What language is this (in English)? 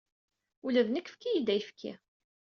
Kabyle